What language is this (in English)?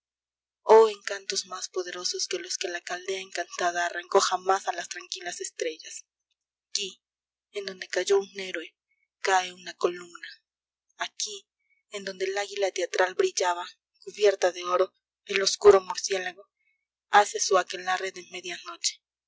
Spanish